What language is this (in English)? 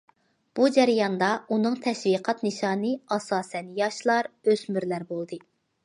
Uyghur